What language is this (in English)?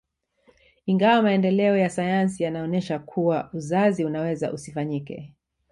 Swahili